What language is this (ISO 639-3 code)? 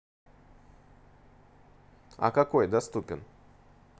rus